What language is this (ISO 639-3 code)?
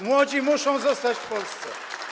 pol